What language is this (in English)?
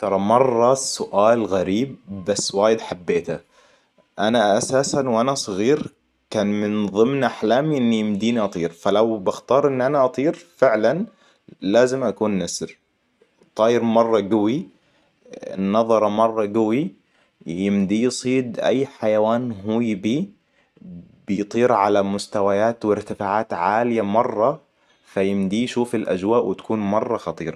Hijazi Arabic